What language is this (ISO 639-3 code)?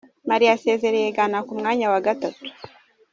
kin